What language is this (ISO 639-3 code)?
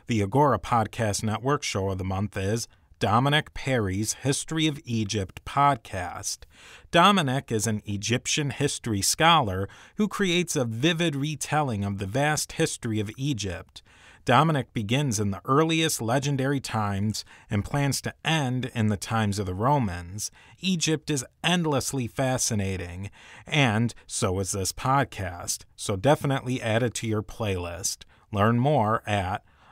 eng